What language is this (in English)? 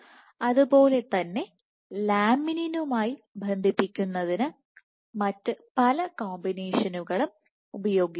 Malayalam